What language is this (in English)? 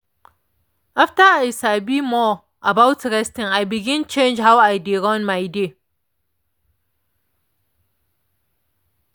Nigerian Pidgin